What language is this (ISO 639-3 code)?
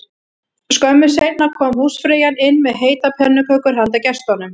isl